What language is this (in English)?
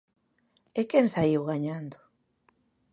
Galician